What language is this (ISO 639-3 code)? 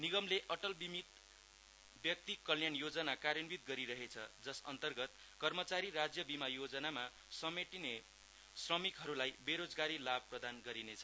nep